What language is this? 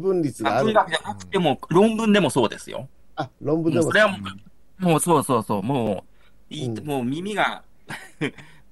Japanese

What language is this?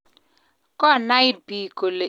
Kalenjin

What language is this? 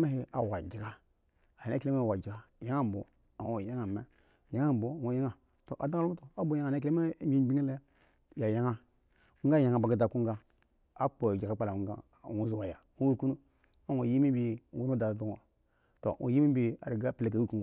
Eggon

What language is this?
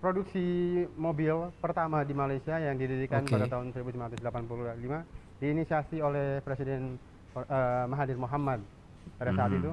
Indonesian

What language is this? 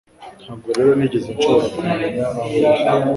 Kinyarwanda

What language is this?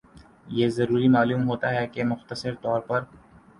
Urdu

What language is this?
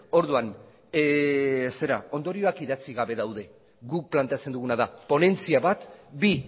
Basque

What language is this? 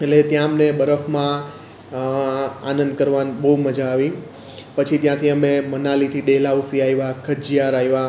Gujarati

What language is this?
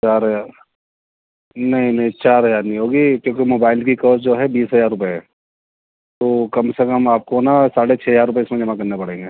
Urdu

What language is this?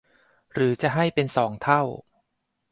Thai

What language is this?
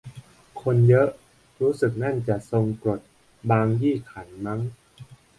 Thai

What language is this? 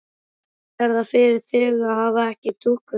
Icelandic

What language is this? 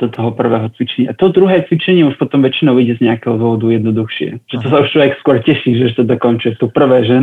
Slovak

